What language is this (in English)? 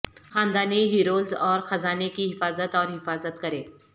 Urdu